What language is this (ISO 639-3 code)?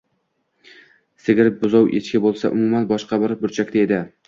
uzb